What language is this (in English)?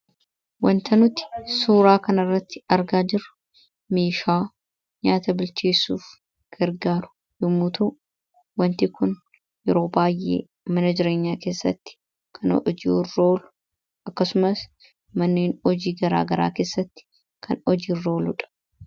Oromo